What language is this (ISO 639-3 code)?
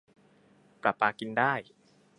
tha